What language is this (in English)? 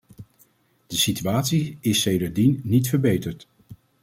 Dutch